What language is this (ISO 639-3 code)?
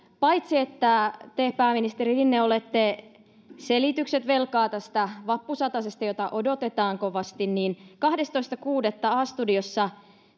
fin